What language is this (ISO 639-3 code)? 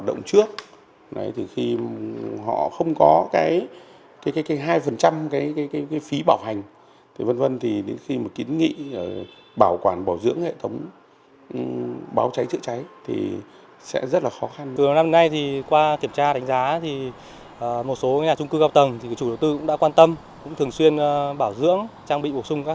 vie